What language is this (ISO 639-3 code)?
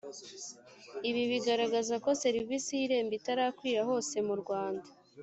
kin